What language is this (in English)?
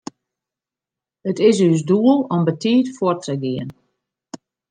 Western Frisian